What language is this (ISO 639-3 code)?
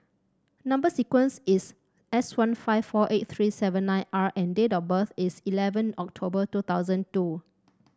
eng